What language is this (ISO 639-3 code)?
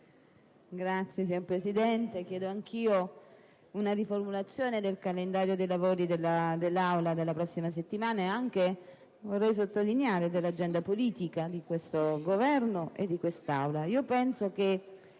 ita